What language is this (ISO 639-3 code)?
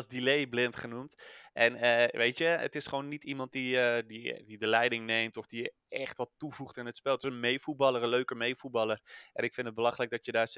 nld